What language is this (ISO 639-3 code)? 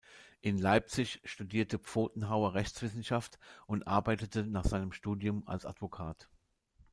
deu